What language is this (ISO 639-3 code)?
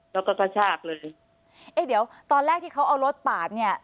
tha